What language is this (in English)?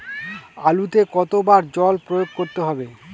Bangla